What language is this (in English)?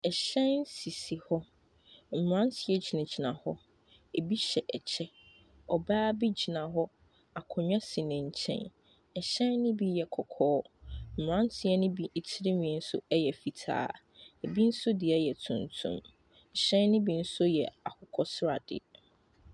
Akan